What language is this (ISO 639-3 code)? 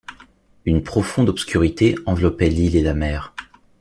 fra